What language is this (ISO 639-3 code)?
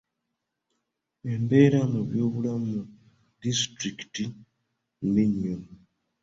lug